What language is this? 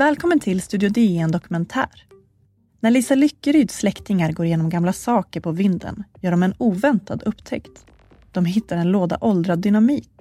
Swedish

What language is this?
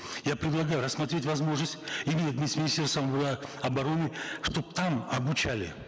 Kazakh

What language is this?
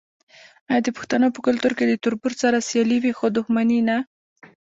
Pashto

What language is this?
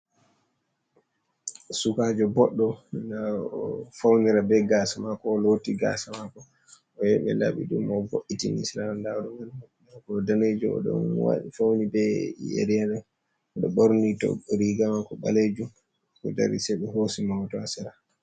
Fula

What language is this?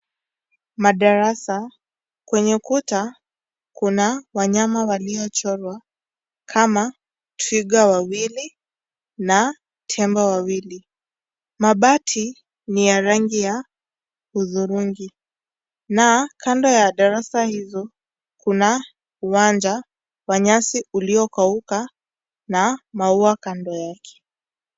Swahili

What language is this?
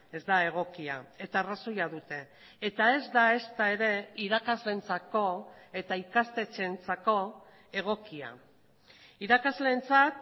Basque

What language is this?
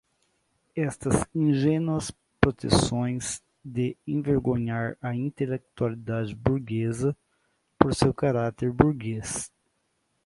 Portuguese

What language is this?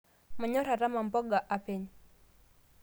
Masai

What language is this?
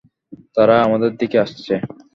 Bangla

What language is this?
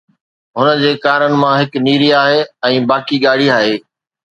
Sindhi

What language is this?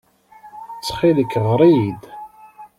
Kabyle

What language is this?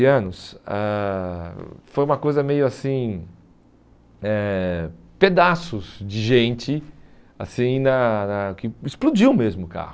Portuguese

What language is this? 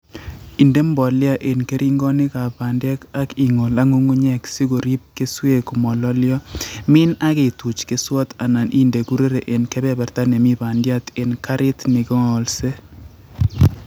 Kalenjin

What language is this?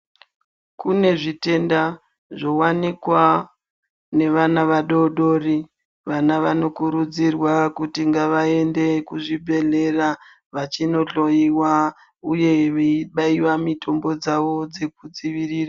Ndau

